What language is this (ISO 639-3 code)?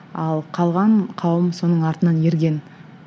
kaz